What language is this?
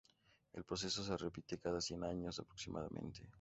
Spanish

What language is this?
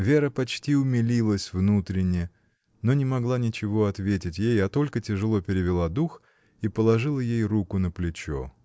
Russian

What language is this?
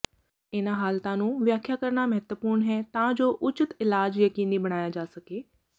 Punjabi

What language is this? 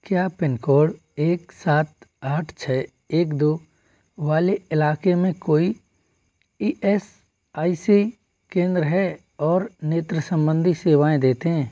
Hindi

